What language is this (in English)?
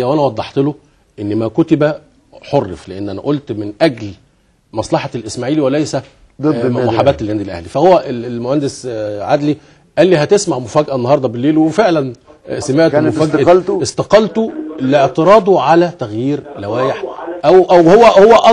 Arabic